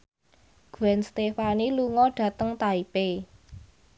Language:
Javanese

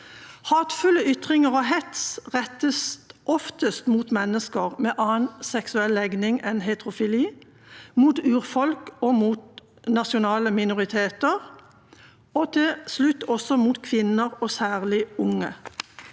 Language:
Norwegian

